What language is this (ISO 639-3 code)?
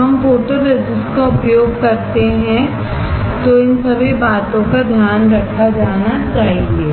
hin